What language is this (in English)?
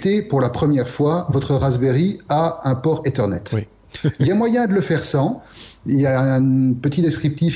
French